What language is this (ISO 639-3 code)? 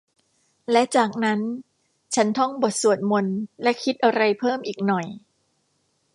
tha